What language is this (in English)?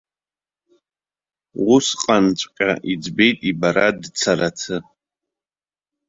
Abkhazian